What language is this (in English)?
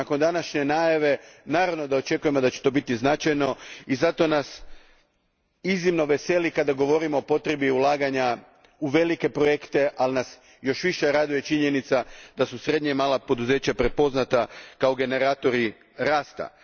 Croatian